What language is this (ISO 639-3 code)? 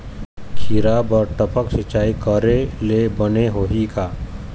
hne